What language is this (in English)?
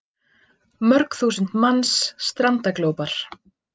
Icelandic